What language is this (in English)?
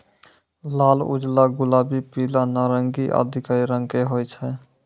Maithili